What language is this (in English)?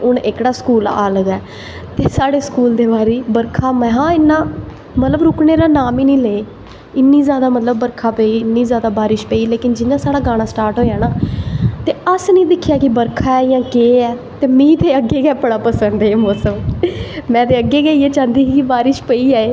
Dogri